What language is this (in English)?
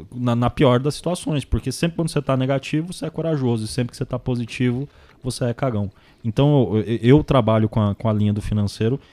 Portuguese